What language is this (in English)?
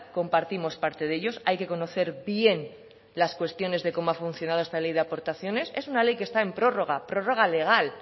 Spanish